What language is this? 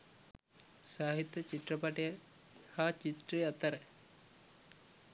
Sinhala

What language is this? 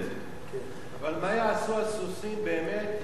Hebrew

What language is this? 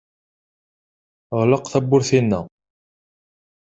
Kabyle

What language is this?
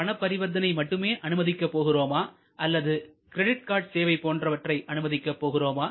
Tamil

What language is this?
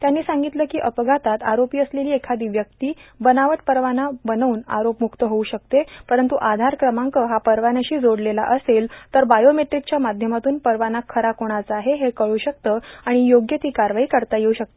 Marathi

